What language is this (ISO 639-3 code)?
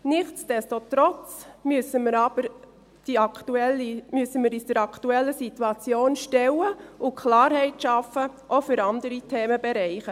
gsw